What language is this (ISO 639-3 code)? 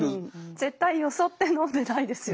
jpn